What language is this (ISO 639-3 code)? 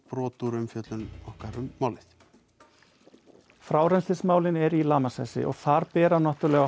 isl